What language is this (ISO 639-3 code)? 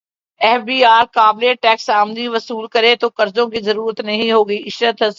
urd